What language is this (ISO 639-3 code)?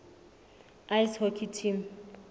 sot